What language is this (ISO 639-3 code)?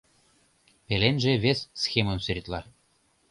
chm